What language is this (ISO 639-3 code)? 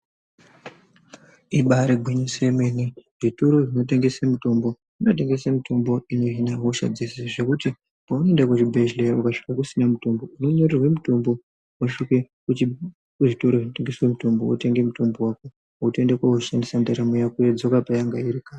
ndc